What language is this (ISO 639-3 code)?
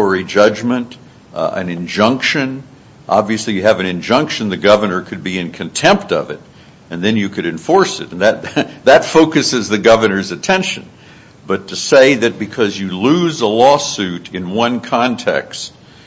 eng